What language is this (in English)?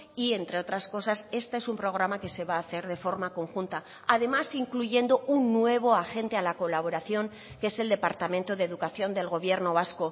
Spanish